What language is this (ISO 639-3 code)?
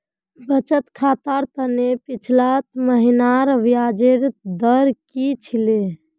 mag